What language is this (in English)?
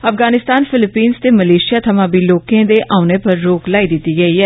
Dogri